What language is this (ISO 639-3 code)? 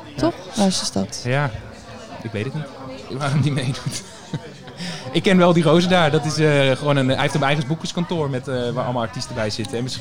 nld